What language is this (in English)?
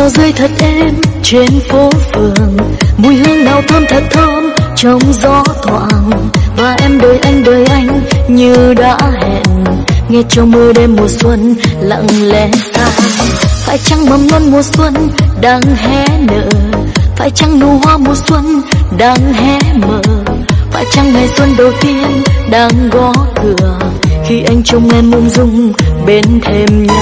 Vietnamese